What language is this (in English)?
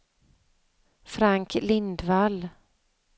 Swedish